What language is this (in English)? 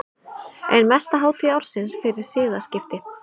Icelandic